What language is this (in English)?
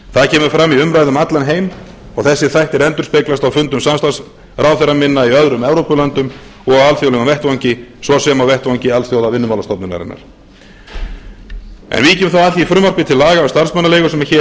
Icelandic